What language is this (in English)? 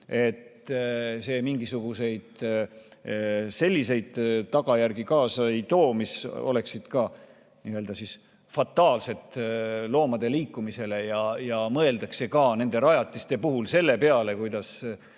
Estonian